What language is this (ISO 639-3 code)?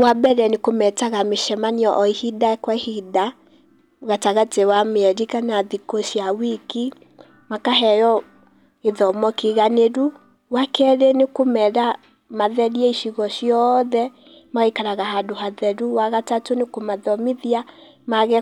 kik